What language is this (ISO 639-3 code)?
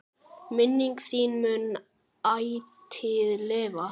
isl